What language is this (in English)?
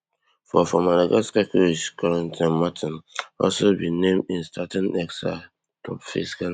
Nigerian Pidgin